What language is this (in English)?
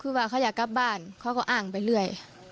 Thai